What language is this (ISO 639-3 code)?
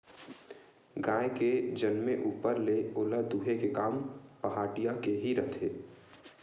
hne